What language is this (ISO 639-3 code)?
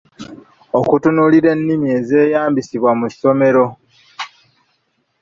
lug